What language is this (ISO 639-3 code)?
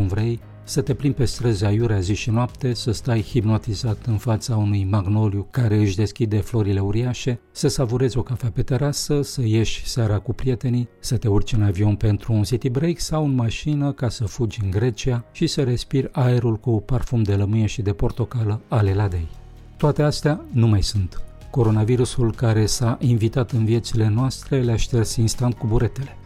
ron